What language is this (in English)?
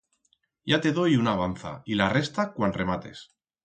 Aragonese